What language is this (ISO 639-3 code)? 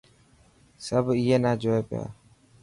mki